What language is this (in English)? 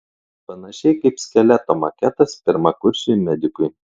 Lithuanian